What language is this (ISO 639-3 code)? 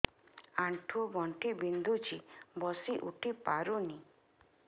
ori